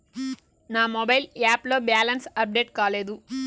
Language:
Telugu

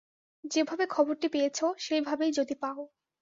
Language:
Bangla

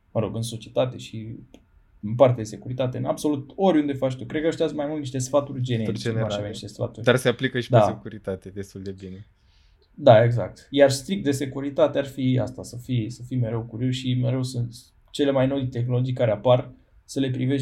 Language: Romanian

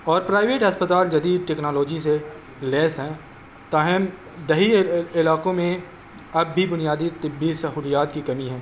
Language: Urdu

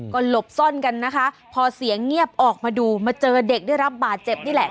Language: Thai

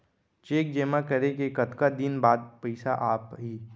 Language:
Chhattisgarhi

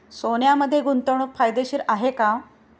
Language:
Marathi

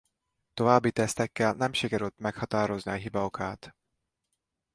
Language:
Hungarian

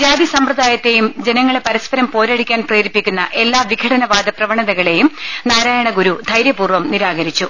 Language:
Malayalam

